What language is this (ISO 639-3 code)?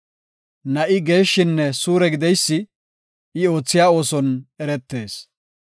gof